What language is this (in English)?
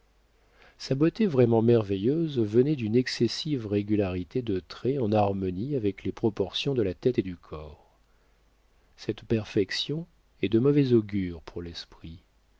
French